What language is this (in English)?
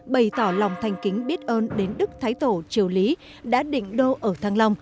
Vietnamese